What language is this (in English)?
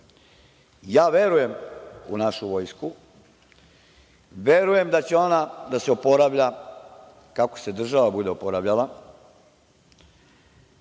Serbian